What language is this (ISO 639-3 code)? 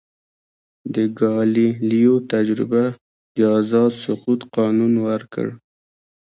pus